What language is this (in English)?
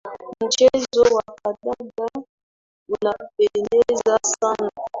Swahili